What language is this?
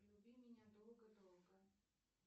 Russian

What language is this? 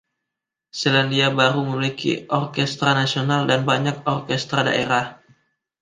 Indonesian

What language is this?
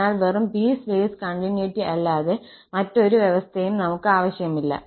Malayalam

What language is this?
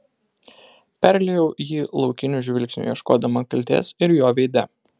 Lithuanian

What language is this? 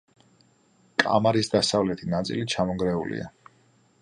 Georgian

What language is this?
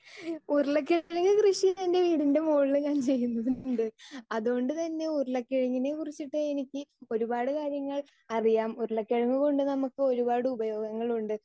Malayalam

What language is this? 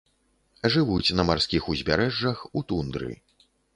Belarusian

